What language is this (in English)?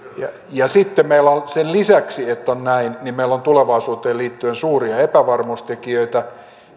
Finnish